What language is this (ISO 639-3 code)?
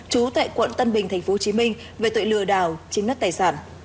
vie